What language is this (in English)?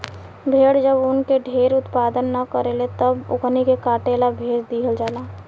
Bhojpuri